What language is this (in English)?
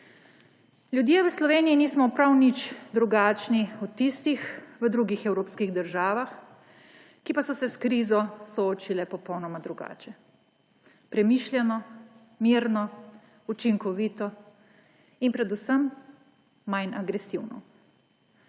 Slovenian